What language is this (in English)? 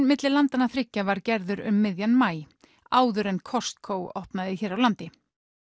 Icelandic